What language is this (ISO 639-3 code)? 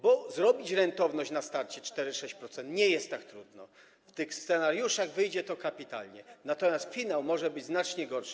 pol